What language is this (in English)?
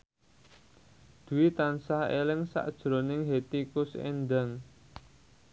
Javanese